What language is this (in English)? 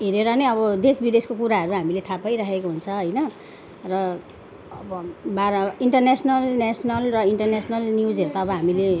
Nepali